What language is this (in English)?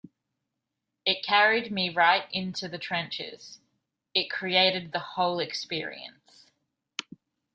English